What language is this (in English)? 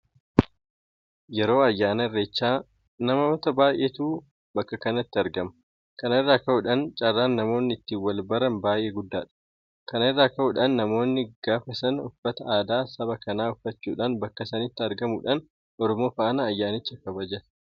Oromo